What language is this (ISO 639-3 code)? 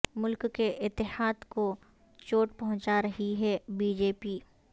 urd